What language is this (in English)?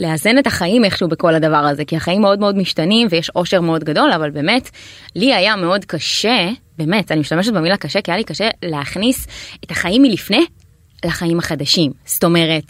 Hebrew